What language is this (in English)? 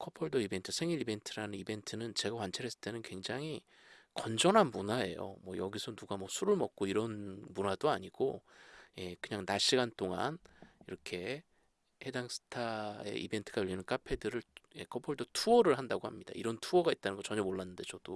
Korean